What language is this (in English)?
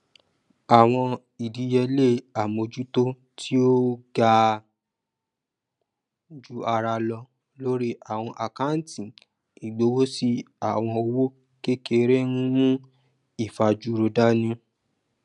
Yoruba